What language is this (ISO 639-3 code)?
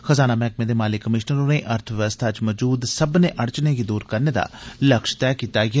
doi